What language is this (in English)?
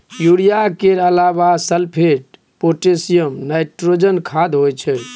Maithili